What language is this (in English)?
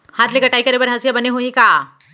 Chhattisgarhi